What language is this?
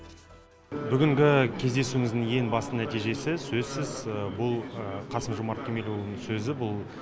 Kazakh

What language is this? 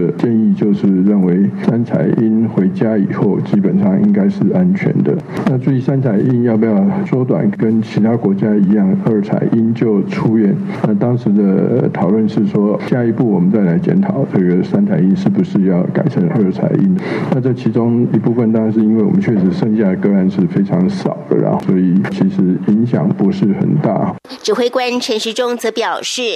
Chinese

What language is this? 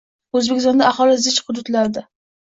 Uzbek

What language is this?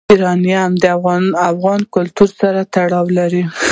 Pashto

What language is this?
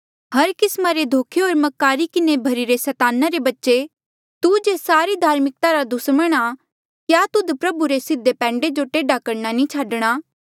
Mandeali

